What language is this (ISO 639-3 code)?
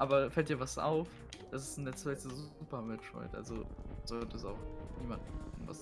deu